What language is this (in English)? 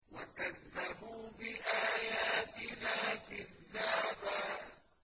Arabic